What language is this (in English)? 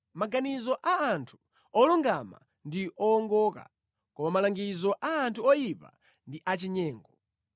Nyanja